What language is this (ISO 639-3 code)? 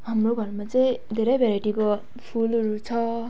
nep